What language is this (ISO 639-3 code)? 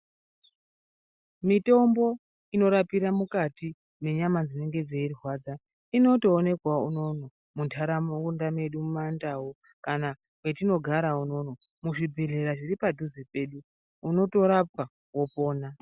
ndc